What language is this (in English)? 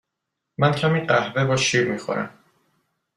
Persian